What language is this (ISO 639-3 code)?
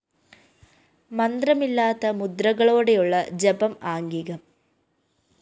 mal